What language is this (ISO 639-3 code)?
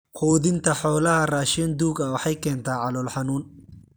som